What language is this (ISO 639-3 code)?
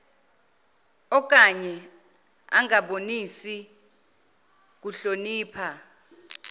zul